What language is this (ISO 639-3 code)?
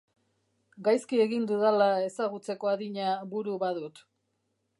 eus